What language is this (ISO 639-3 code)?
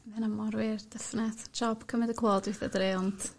cym